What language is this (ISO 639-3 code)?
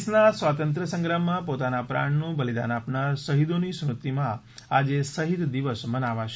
guj